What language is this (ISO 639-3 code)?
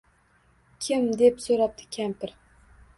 uzb